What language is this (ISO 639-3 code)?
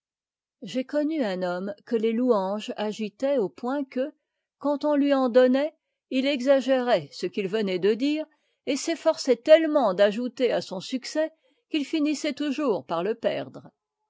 fra